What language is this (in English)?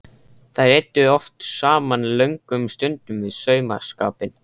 Icelandic